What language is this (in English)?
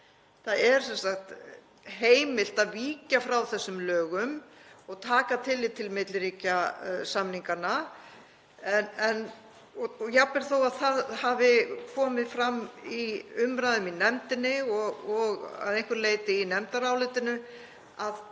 Icelandic